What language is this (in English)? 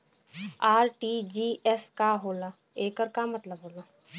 Bhojpuri